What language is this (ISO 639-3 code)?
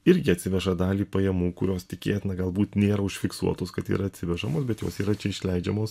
lit